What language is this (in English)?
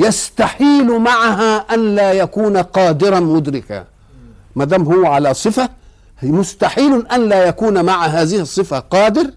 Arabic